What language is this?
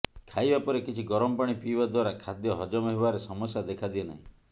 Odia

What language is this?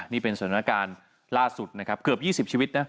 Thai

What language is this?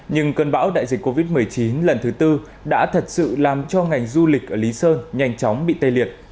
Vietnamese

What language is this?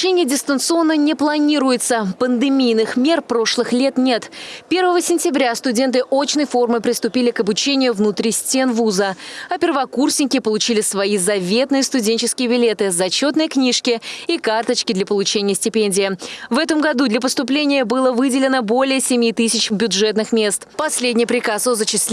Russian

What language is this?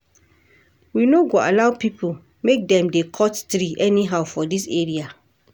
Nigerian Pidgin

